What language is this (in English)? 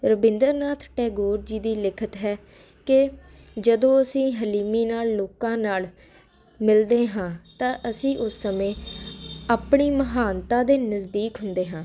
Punjabi